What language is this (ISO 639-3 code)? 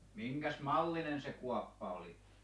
fin